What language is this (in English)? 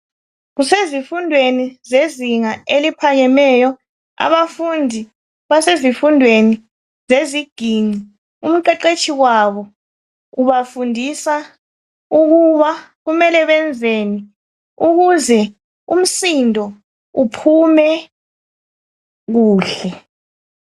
North Ndebele